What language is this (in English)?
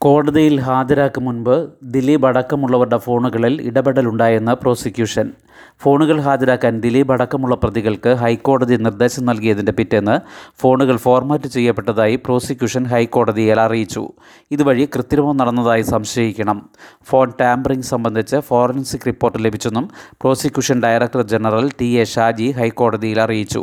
Malayalam